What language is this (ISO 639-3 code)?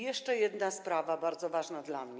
pol